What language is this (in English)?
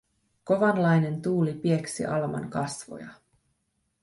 Finnish